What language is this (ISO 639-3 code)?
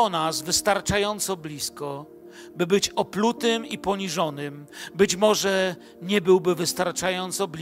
pol